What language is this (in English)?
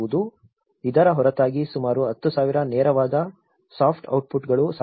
Kannada